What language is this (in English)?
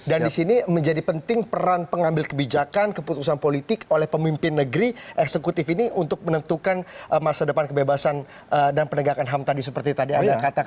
Indonesian